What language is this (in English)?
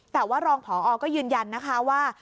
Thai